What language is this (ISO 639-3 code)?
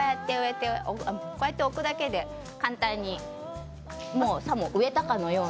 jpn